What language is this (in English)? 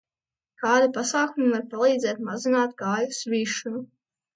Latvian